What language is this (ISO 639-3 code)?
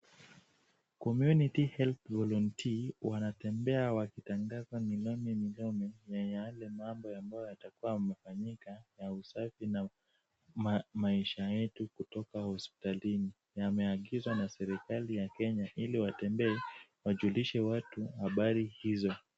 swa